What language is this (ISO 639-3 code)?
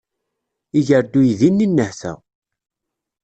kab